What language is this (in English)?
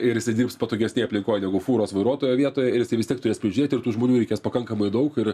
Lithuanian